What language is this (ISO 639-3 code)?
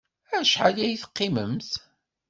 kab